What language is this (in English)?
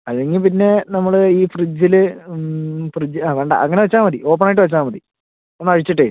Malayalam